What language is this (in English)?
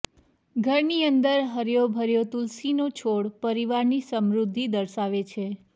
Gujarati